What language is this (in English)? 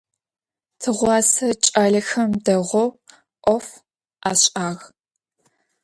Adyghe